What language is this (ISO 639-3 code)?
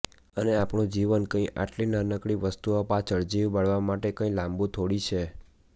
guj